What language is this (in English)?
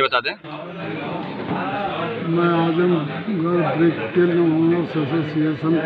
Hindi